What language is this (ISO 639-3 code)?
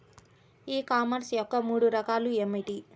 tel